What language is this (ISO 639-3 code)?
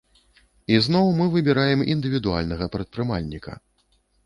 bel